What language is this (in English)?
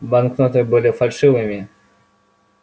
Russian